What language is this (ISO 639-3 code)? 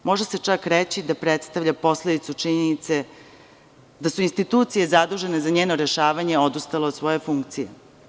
srp